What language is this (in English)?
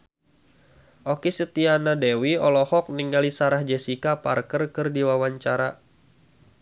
Sundanese